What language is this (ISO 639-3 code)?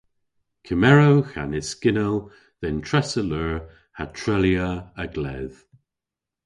cor